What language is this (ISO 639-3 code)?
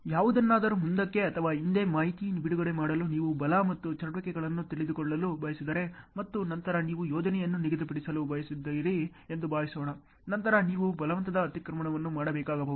kan